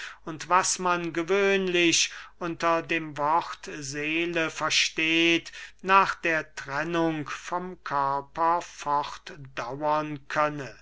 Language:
German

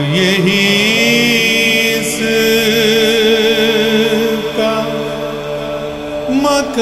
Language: Greek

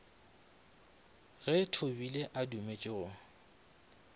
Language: Northern Sotho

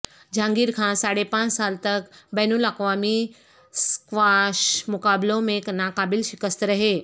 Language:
Urdu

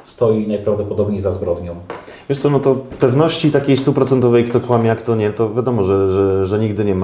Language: Polish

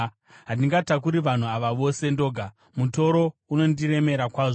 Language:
Shona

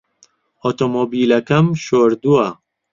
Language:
Central Kurdish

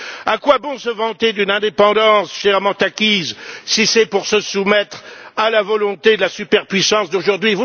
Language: French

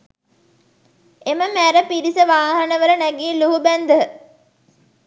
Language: Sinhala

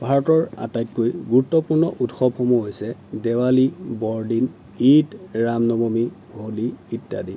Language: Assamese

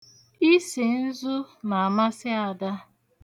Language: Igbo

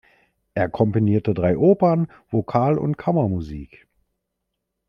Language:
German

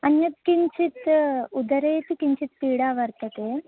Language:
Sanskrit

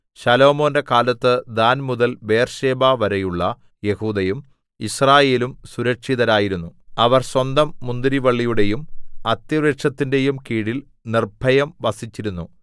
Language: Malayalam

